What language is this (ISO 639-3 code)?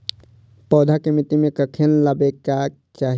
mai